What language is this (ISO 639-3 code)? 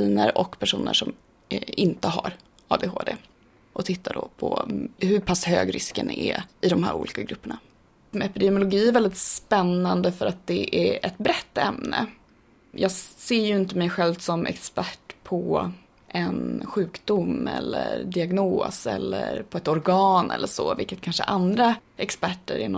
swe